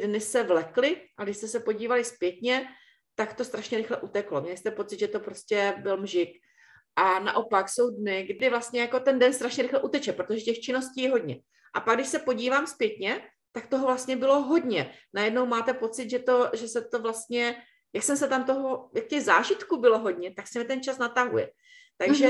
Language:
Czech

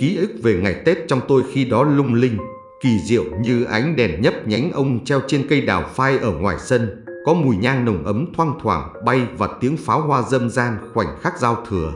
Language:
Vietnamese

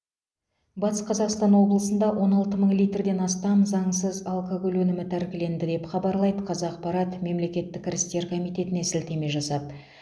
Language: Kazakh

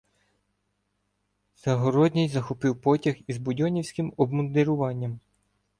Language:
Ukrainian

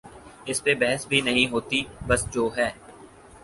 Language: Urdu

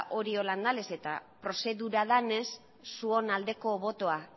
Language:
Basque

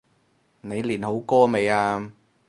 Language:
Cantonese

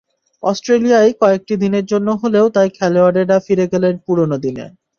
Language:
Bangla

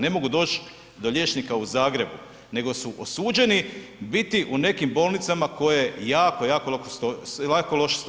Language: Croatian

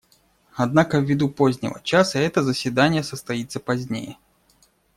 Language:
Russian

